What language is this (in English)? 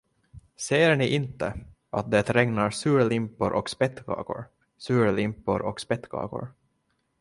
Swedish